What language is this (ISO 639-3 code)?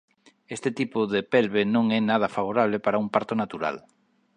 glg